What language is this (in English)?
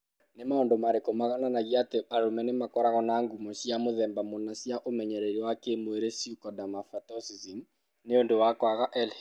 Kikuyu